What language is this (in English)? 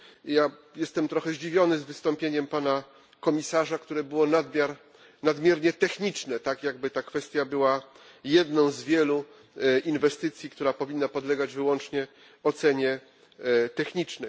Polish